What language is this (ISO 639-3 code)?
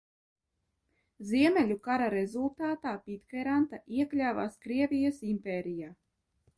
lav